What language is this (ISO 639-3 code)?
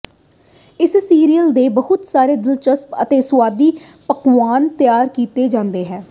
pan